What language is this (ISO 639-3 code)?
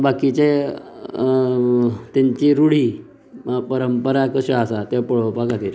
kok